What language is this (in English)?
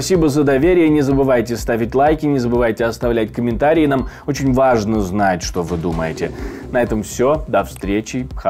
Russian